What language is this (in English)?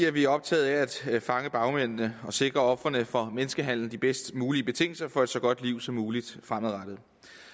Danish